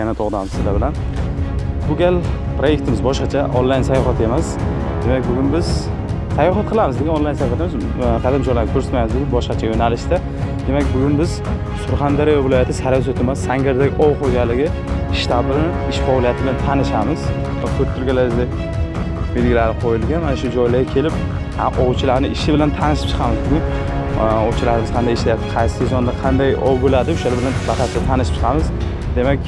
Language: Turkish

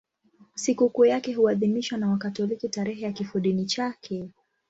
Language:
Swahili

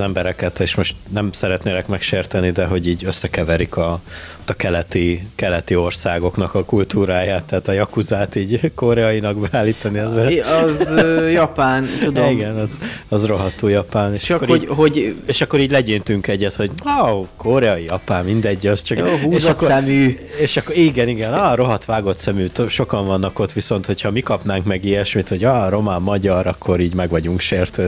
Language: Hungarian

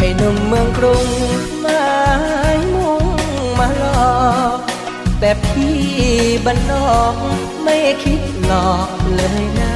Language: Thai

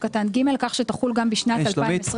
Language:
Hebrew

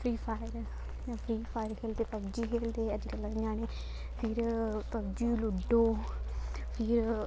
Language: Dogri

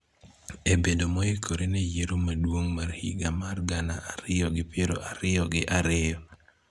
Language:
Luo (Kenya and Tanzania)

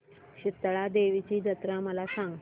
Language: Marathi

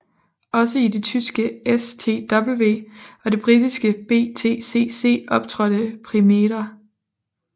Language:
Danish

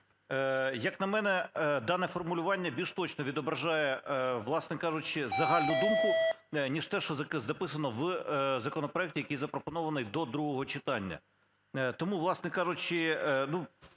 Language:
Ukrainian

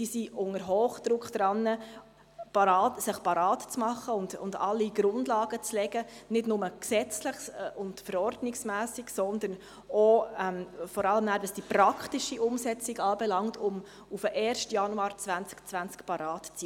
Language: Swiss German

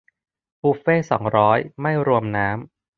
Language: Thai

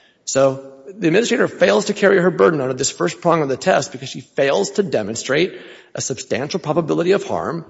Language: English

